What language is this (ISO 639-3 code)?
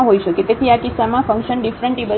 guj